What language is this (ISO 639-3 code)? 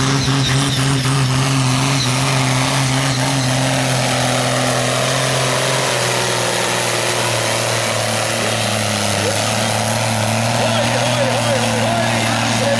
nld